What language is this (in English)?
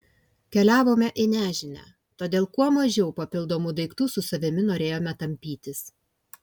Lithuanian